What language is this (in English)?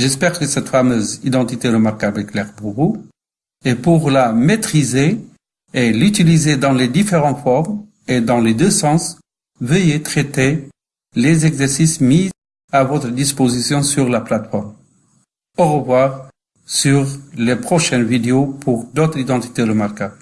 French